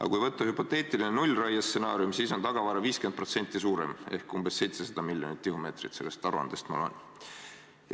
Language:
Estonian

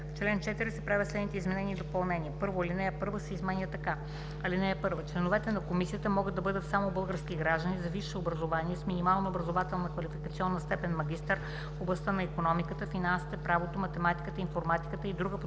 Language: Bulgarian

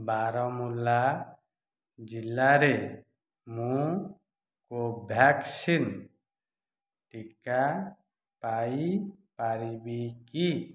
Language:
Odia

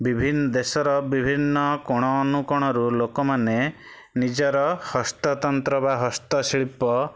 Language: Odia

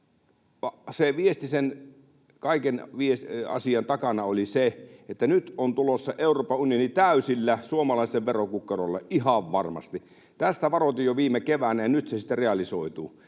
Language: Finnish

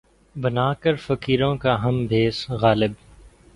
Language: Urdu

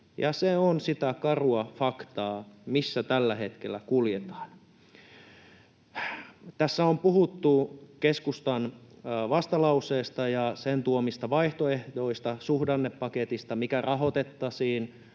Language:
Finnish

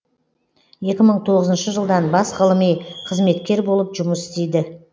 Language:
Kazakh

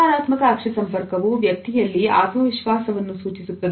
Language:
Kannada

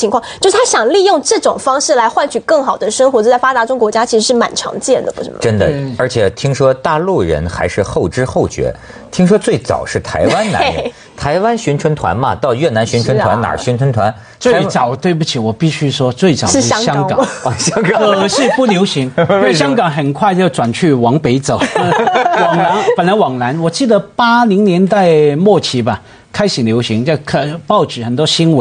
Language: Chinese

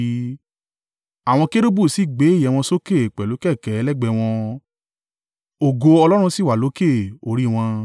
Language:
Yoruba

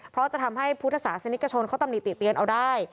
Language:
Thai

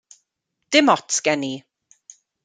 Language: Welsh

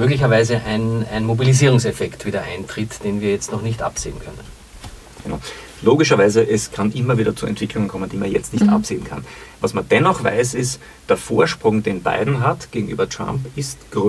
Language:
German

